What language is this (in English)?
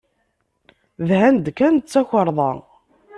Kabyle